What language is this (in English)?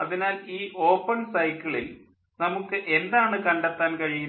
Malayalam